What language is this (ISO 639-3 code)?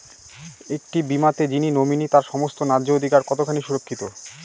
ben